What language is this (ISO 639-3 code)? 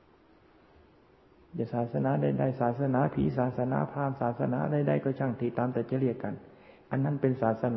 tha